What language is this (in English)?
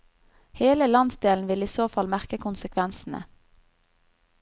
Norwegian